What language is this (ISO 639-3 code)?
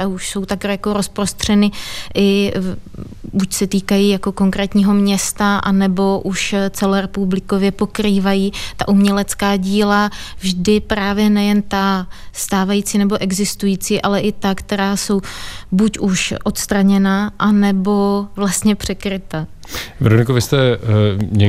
ces